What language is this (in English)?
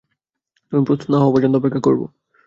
Bangla